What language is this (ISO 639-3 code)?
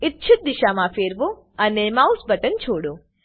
guj